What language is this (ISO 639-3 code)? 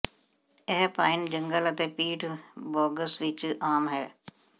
pan